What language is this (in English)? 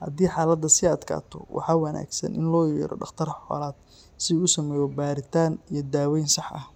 Somali